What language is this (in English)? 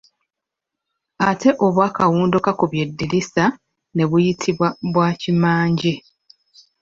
Ganda